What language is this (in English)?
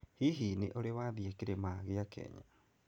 Kikuyu